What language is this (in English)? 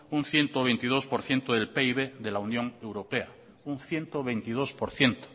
Spanish